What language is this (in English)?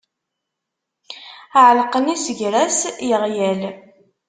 Kabyle